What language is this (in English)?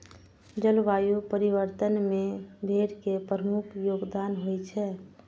Maithili